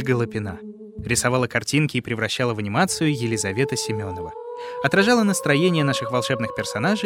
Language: Russian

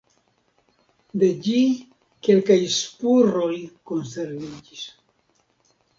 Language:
Esperanto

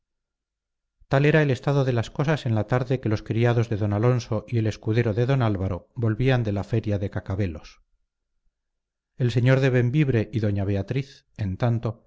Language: Spanish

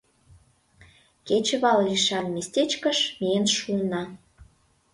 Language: Mari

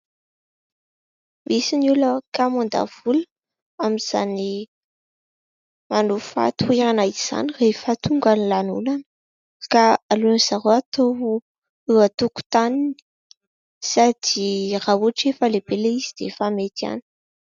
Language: Malagasy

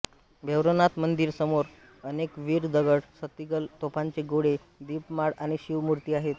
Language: Marathi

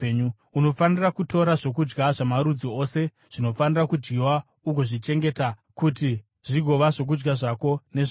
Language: Shona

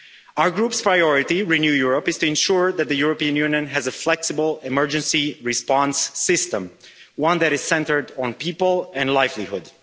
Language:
English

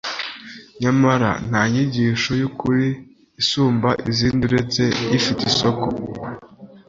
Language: Kinyarwanda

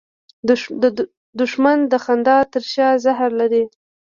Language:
Pashto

